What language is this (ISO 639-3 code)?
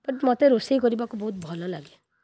ori